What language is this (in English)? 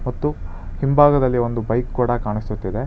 Kannada